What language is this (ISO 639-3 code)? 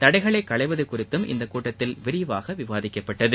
tam